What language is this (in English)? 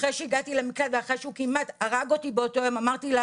Hebrew